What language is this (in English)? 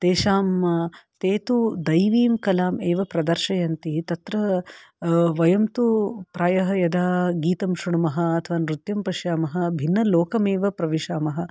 Sanskrit